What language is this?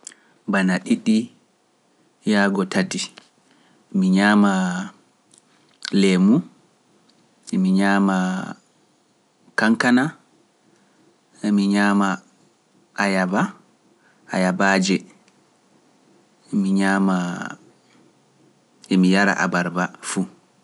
Pular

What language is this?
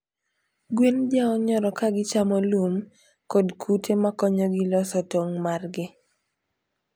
Luo (Kenya and Tanzania)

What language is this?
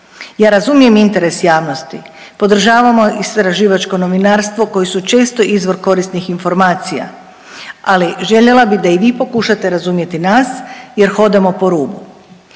Croatian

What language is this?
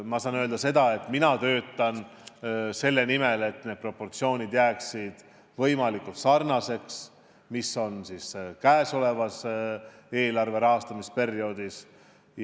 Estonian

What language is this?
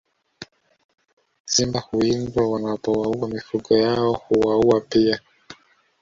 Swahili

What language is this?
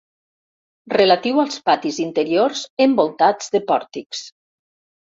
Catalan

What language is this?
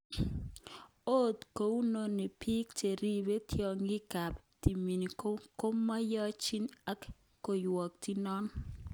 Kalenjin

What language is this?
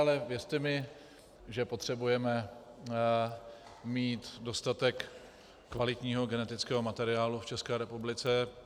Czech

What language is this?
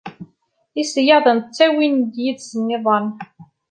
Kabyle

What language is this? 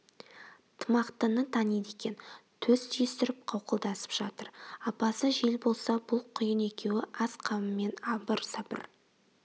Kazakh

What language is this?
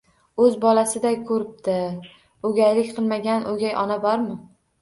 Uzbek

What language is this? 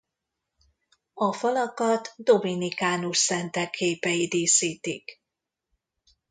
Hungarian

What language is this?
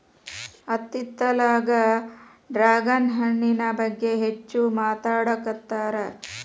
Kannada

